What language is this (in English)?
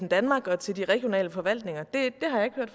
Danish